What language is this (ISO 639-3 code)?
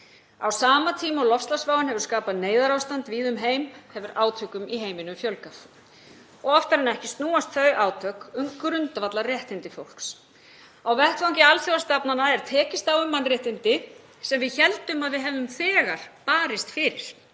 isl